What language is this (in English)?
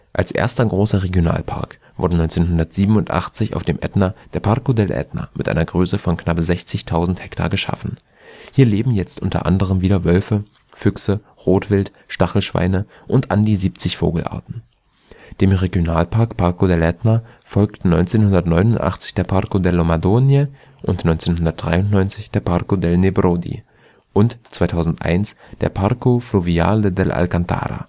German